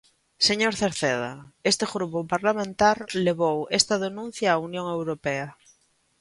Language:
Galician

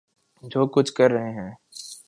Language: Urdu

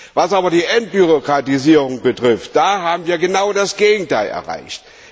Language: German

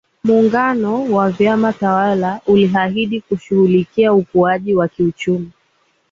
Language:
Swahili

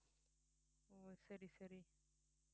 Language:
Tamil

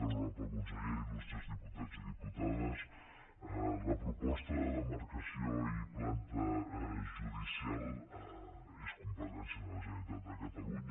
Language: Catalan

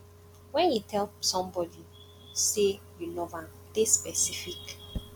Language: Nigerian Pidgin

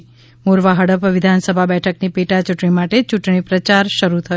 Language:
Gujarati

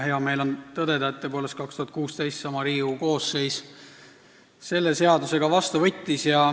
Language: Estonian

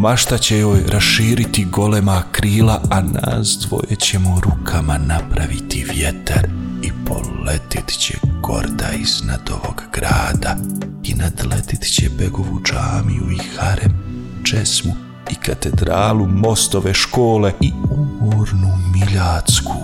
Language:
Croatian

